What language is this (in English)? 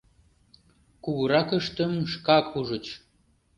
Mari